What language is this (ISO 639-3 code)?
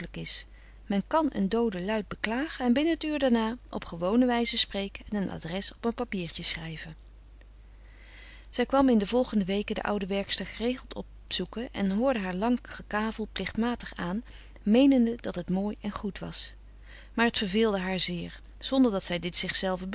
nld